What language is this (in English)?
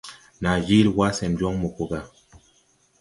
Tupuri